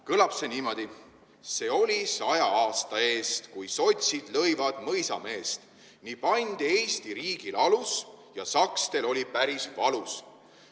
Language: Estonian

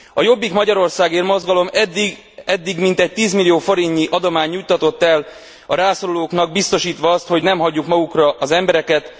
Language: Hungarian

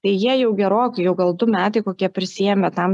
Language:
Lithuanian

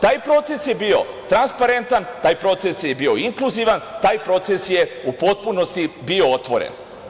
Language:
Serbian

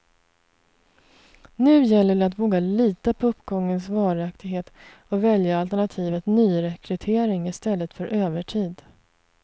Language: Swedish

